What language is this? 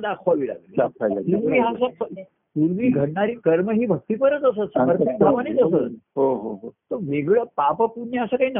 Marathi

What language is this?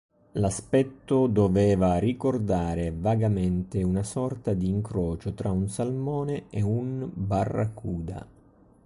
Italian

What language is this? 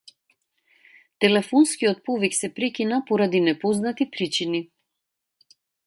Macedonian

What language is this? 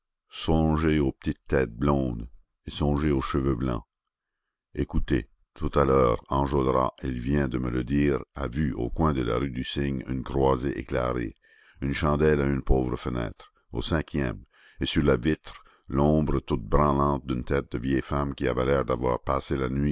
French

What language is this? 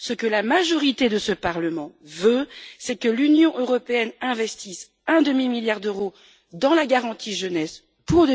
French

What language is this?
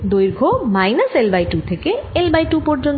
Bangla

